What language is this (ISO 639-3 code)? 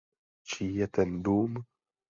ces